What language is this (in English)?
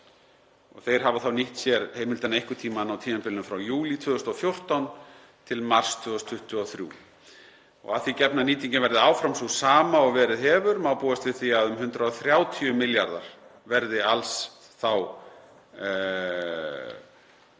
Icelandic